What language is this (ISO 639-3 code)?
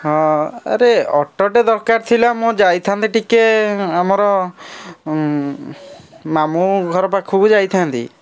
ori